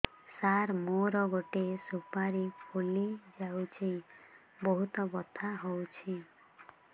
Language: Odia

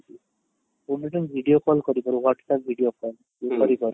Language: Odia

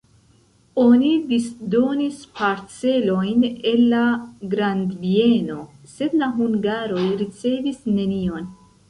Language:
Esperanto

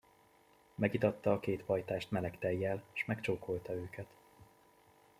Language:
Hungarian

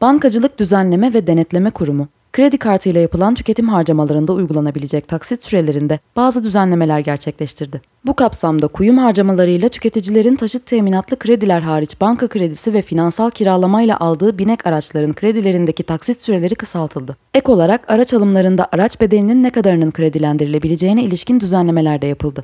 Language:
Turkish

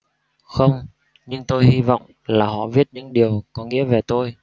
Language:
Vietnamese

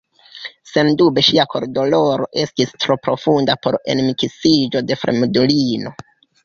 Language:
Esperanto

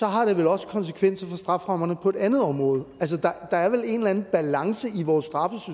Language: Danish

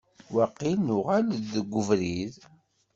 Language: Kabyle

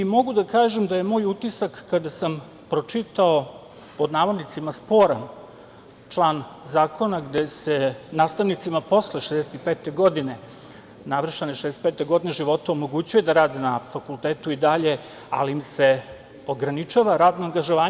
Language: Serbian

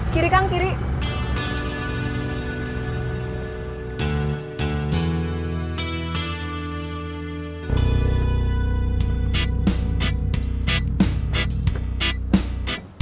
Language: Indonesian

